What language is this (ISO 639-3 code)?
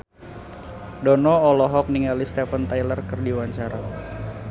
sun